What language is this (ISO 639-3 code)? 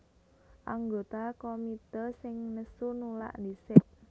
jav